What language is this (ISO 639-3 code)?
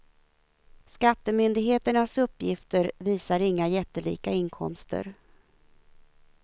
swe